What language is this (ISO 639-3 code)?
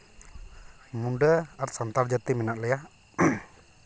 sat